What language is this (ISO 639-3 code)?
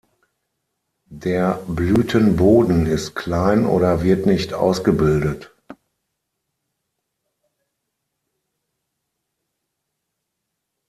deu